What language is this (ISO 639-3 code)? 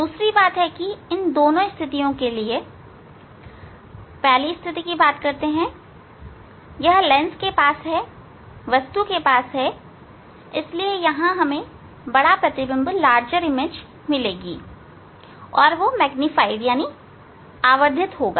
hin